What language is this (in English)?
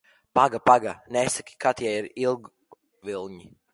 Latvian